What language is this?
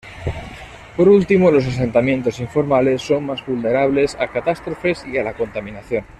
Spanish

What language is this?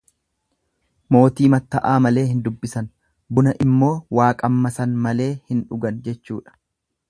Oromo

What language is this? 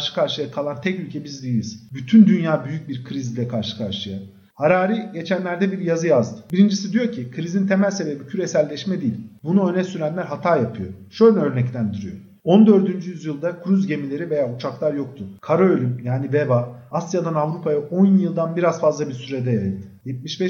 Turkish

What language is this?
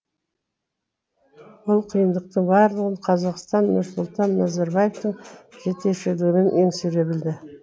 Kazakh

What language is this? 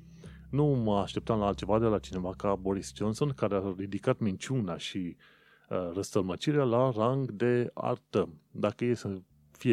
Romanian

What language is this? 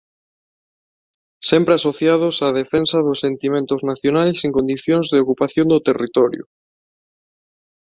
Galician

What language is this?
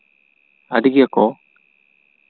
Santali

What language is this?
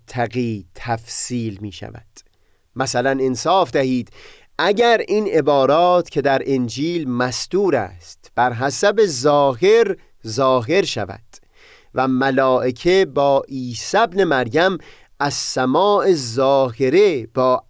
Persian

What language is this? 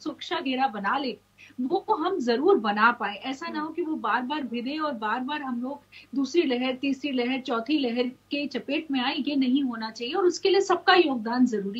Hindi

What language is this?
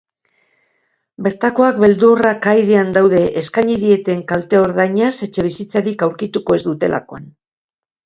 Basque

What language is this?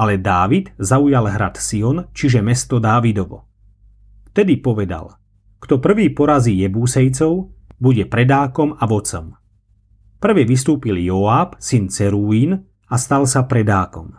Slovak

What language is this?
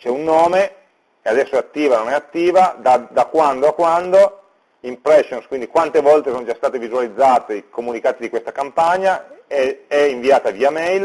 Italian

